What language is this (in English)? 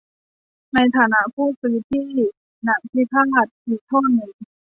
Thai